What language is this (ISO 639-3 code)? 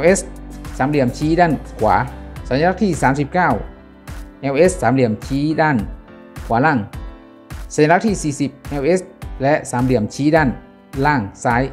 tha